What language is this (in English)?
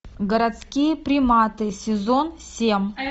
Russian